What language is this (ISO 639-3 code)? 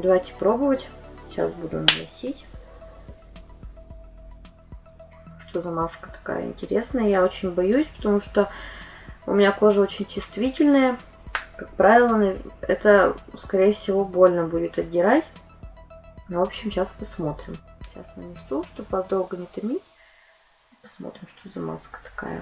rus